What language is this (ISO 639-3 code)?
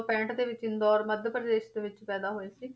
pan